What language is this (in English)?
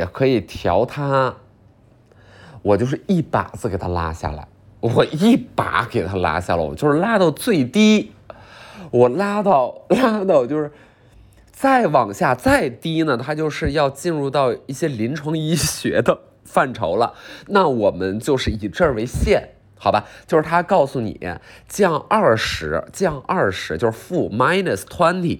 Chinese